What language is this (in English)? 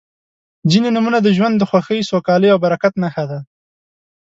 Pashto